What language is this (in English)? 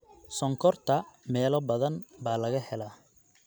Somali